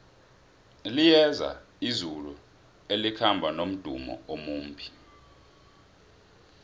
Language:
South Ndebele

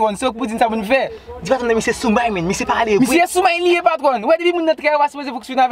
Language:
French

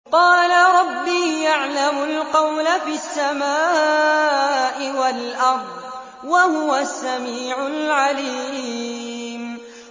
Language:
Arabic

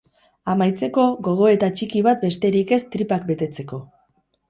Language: Basque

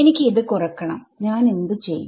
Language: Malayalam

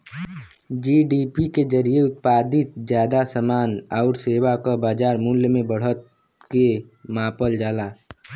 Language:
Bhojpuri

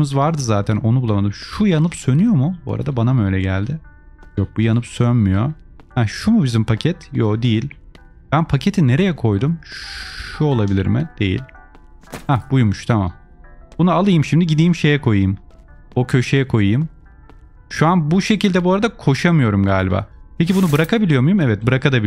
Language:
Turkish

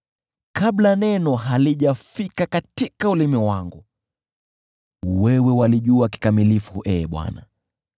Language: Swahili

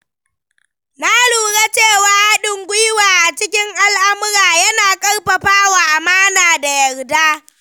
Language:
Hausa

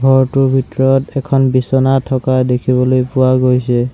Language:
Assamese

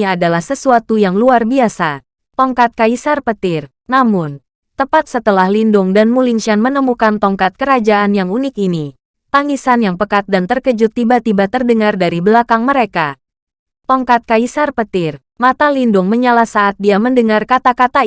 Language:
Indonesian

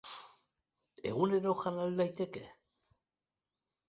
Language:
Basque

